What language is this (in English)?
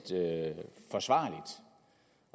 Danish